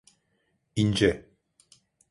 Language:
Turkish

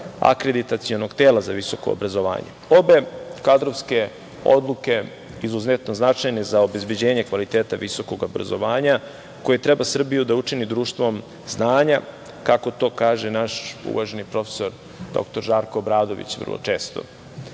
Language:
Serbian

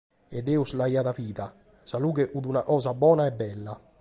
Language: Sardinian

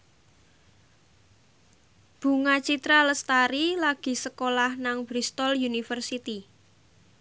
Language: Javanese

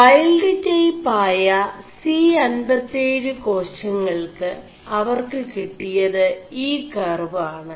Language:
Malayalam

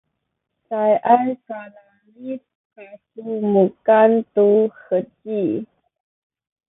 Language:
Sakizaya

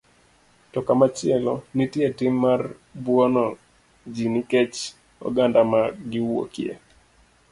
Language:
Luo (Kenya and Tanzania)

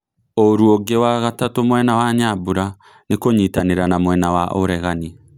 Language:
Kikuyu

